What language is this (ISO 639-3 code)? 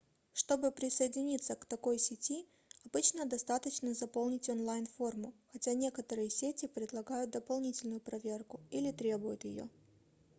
rus